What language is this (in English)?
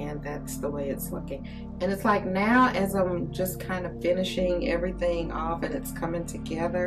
English